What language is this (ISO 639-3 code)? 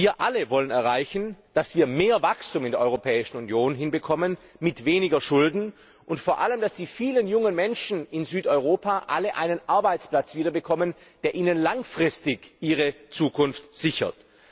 deu